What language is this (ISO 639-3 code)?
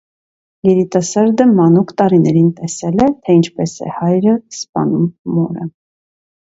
hye